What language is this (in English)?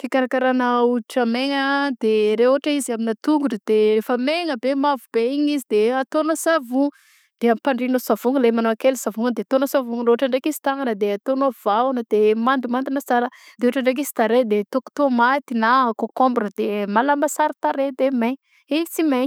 Southern Betsimisaraka Malagasy